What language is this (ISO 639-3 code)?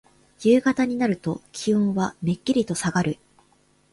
jpn